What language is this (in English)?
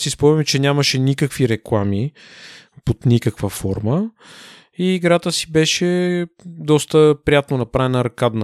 Bulgarian